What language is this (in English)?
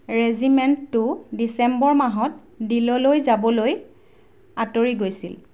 Assamese